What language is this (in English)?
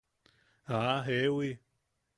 Yaqui